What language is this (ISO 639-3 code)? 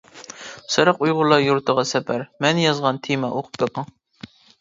uig